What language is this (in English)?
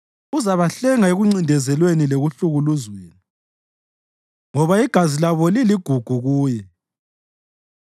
North Ndebele